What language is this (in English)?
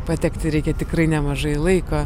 Lithuanian